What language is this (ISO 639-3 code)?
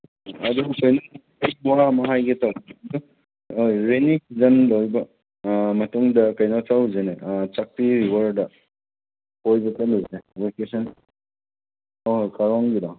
mni